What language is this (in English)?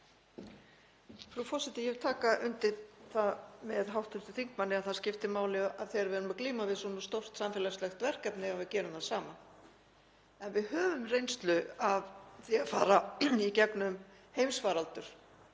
Icelandic